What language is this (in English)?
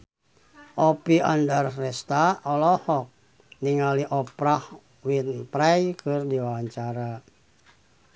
Sundanese